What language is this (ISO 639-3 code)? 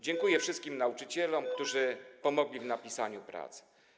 pol